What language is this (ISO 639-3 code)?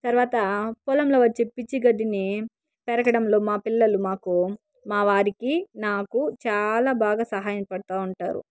tel